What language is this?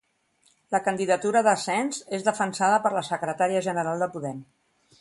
Catalan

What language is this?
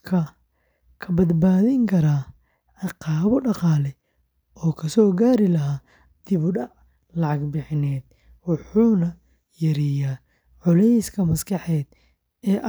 Somali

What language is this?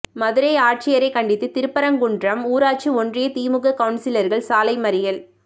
Tamil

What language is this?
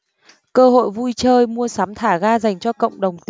Vietnamese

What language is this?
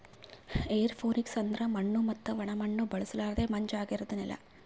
Kannada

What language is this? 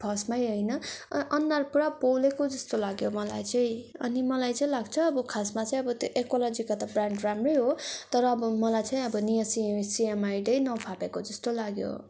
Nepali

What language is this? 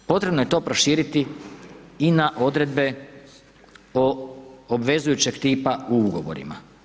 Croatian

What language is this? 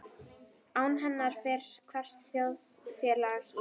Icelandic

